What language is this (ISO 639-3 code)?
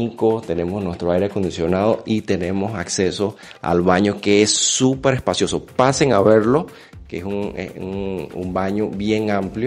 spa